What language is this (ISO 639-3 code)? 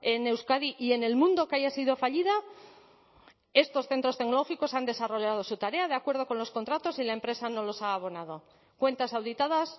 spa